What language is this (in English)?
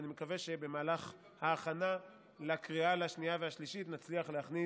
Hebrew